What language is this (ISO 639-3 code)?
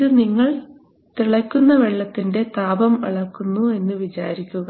mal